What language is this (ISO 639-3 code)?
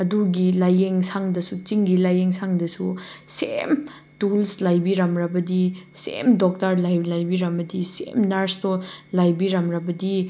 mni